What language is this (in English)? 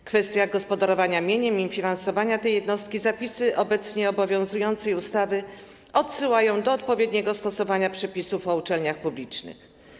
Polish